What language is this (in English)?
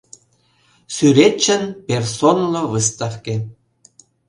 Mari